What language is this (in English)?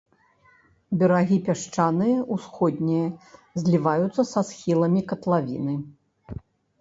Belarusian